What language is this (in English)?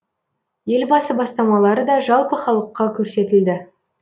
Kazakh